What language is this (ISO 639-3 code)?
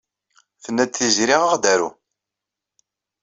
kab